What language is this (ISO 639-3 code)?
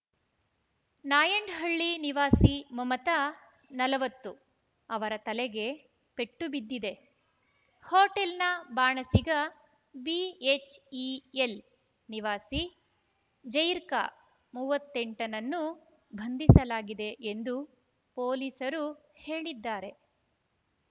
kan